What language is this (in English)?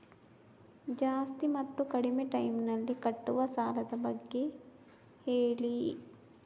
Kannada